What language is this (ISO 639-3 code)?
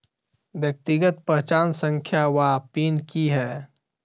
mai